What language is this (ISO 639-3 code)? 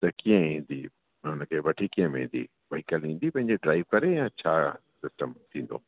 snd